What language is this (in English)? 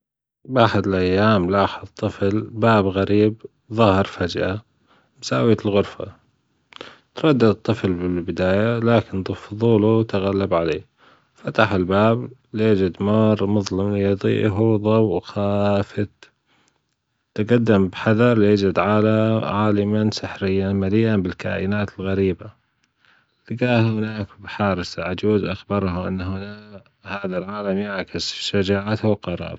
Gulf Arabic